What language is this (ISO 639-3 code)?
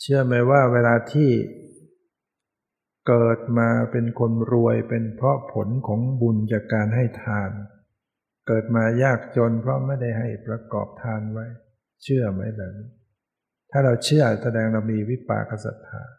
tha